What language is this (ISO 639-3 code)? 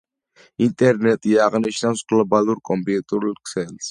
kat